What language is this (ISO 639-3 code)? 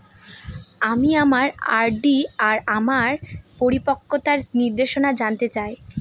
ben